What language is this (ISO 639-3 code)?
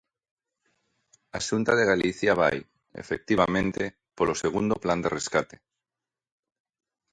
glg